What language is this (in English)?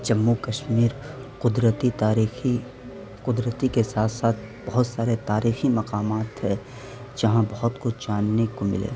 Urdu